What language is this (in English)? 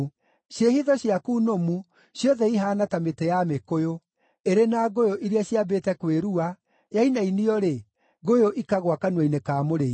Kikuyu